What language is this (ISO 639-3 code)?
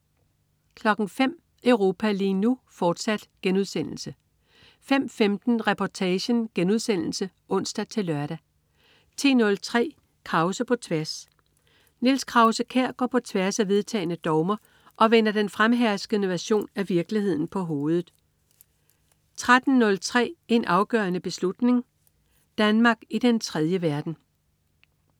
dan